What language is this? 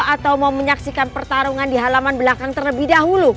Indonesian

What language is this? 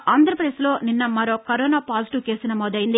Telugu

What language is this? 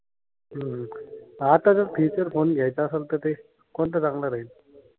Marathi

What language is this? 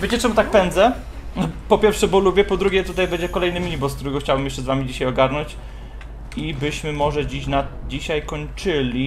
Polish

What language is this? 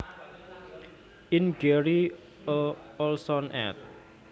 Javanese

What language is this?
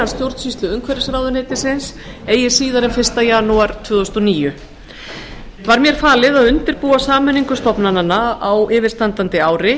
Icelandic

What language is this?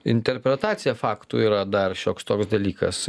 Lithuanian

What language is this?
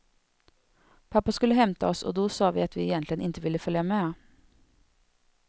Swedish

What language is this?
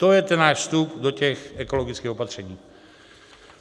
Czech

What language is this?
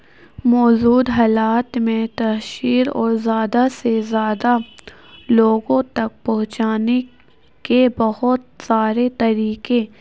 Urdu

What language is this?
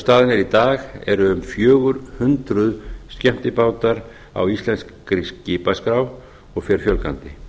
Icelandic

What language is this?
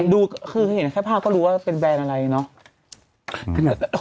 Thai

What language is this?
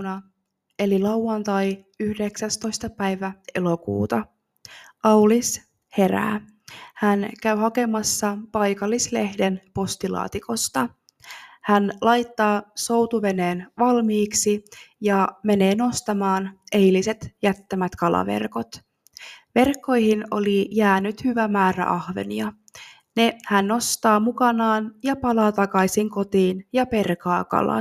Finnish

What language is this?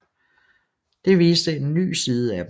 Danish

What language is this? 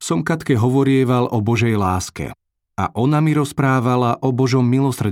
Slovak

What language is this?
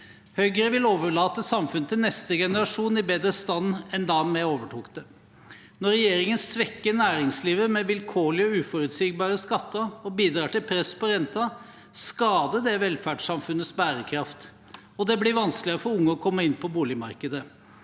Norwegian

